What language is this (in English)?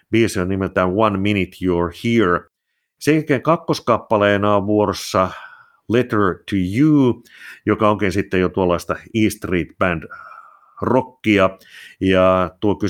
Finnish